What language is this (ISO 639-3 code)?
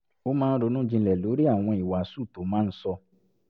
yor